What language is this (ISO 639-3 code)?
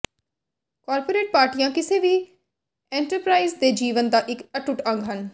pan